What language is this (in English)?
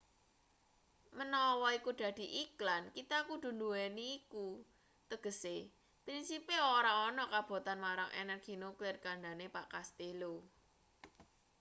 Javanese